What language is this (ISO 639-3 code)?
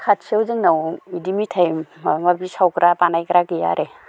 brx